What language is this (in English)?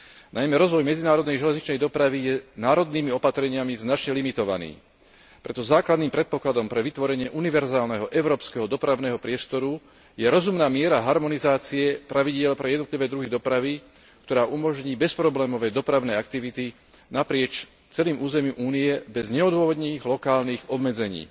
Slovak